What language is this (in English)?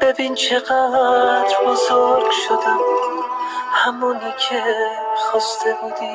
Persian